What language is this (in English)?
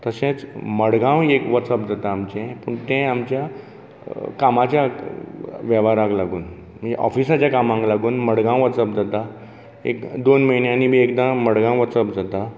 Konkani